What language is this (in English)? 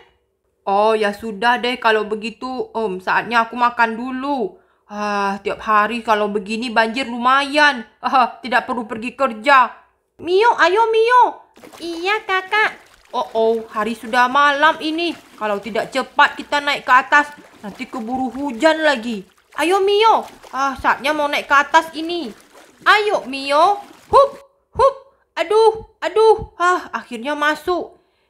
Indonesian